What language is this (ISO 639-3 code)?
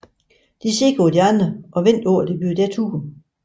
dan